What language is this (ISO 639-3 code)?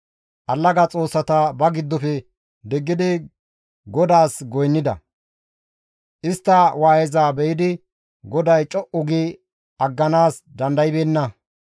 gmv